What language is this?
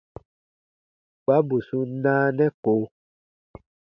Baatonum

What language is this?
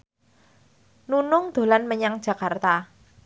Javanese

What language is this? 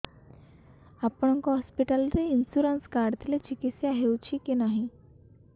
Odia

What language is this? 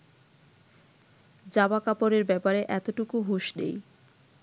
Bangla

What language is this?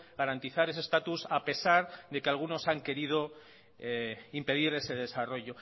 Spanish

